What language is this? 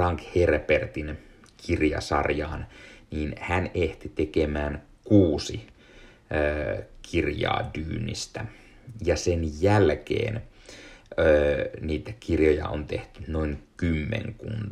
Finnish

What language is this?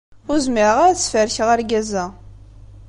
Kabyle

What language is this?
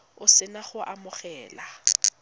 Tswana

